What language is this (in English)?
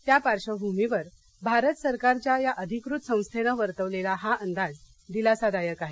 Marathi